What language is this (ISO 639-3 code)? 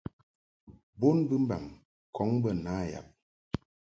mhk